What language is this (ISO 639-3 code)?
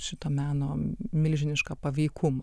lit